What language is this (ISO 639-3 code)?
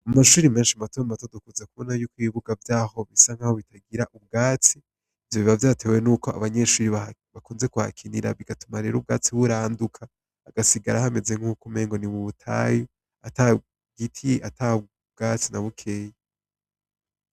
run